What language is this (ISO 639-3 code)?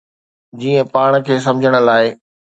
snd